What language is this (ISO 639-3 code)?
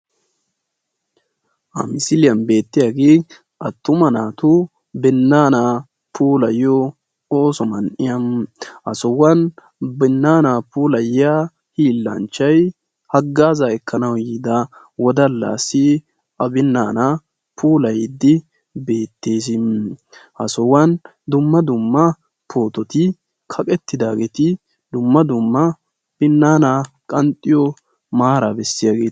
wal